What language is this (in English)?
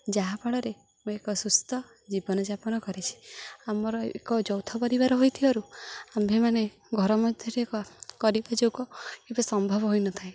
Odia